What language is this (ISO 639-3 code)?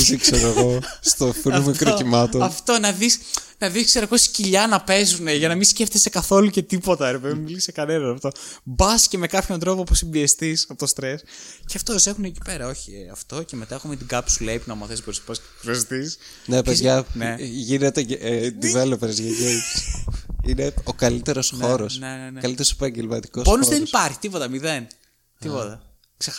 ell